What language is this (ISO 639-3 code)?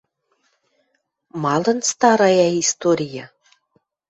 mrj